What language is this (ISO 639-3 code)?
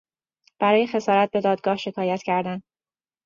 fas